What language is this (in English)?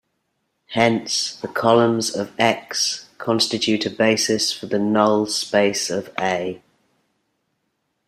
English